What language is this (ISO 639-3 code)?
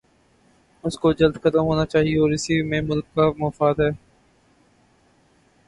urd